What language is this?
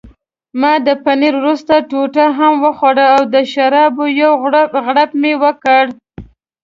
Pashto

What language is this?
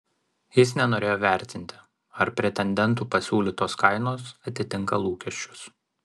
Lithuanian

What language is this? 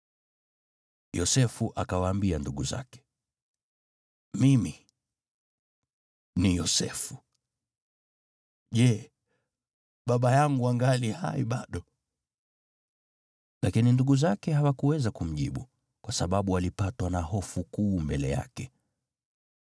Swahili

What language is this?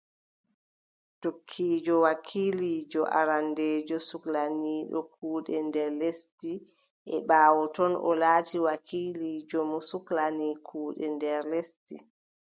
Adamawa Fulfulde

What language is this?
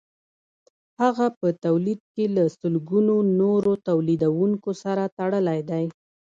Pashto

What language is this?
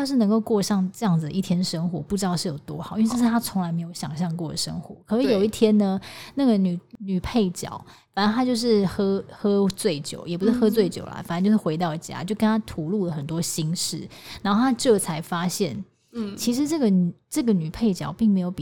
Chinese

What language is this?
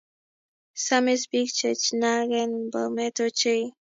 Kalenjin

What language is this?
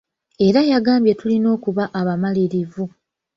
Ganda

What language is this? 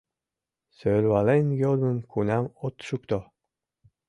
Mari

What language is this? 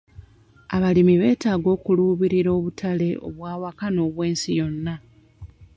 Ganda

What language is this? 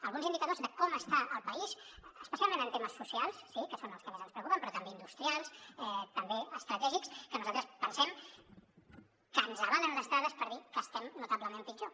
Catalan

